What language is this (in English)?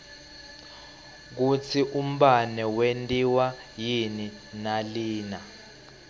Swati